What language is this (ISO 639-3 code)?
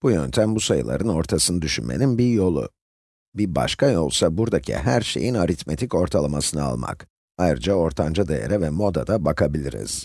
tur